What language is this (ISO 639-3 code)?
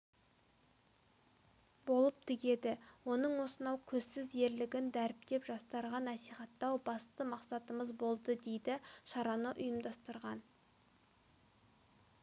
kaz